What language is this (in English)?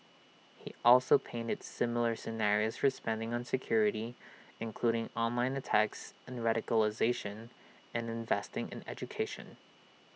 English